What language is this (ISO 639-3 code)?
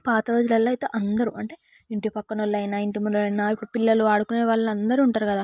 tel